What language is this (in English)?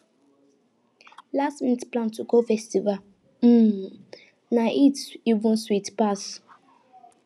Nigerian Pidgin